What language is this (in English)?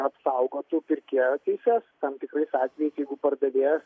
Lithuanian